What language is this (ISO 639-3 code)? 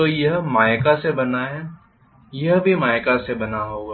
hin